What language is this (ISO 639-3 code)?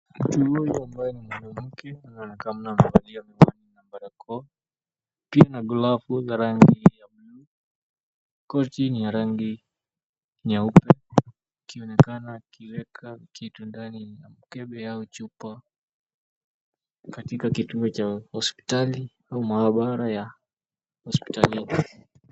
swa